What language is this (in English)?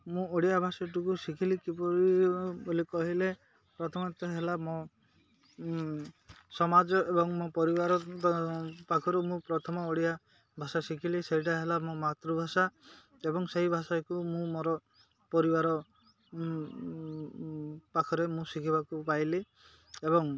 Odia